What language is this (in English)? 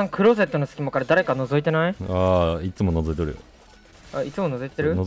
Japanese